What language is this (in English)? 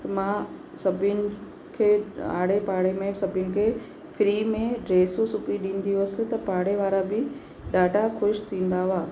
Sindhi